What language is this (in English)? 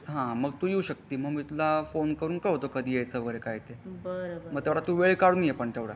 Marathi